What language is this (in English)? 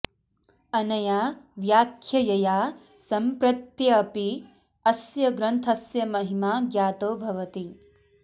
Sanskrit